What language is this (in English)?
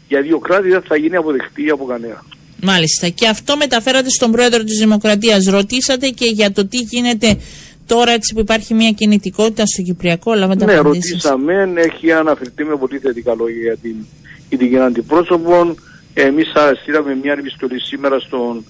Greek